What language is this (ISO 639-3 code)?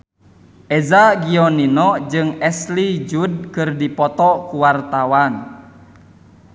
sun